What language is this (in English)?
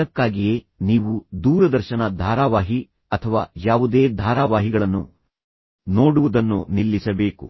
Kannada